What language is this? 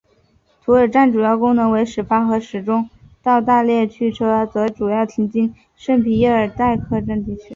Chinese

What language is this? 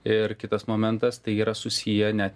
Lithuanian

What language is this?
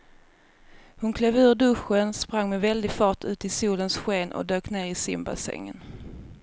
Swedish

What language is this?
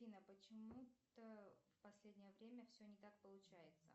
Russian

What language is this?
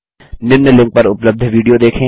Hindi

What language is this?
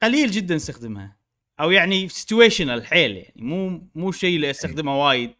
Arabic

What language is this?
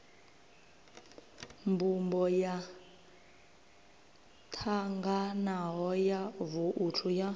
Venda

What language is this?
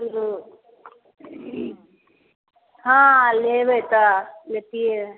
Maithili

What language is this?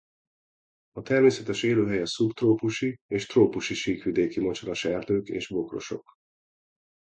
Hungarian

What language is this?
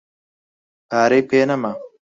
Central Kurdish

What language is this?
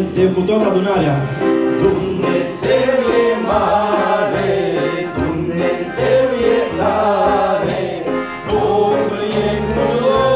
Romanian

